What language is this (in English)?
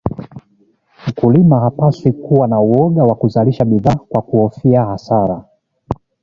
Swahili